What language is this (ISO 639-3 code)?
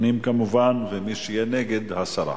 heb